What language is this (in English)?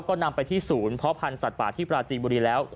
Thai